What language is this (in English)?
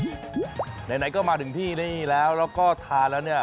Thai